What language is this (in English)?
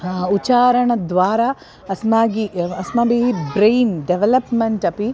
Sanskrit